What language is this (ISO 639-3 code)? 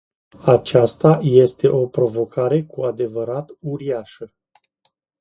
ron